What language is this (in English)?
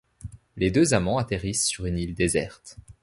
French